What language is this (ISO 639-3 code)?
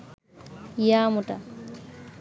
ben